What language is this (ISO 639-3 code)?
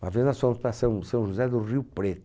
por